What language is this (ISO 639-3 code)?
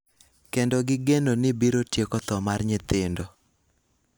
luo